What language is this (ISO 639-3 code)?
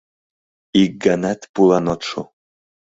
chm